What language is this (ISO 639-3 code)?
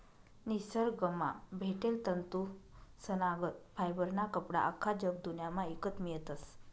mar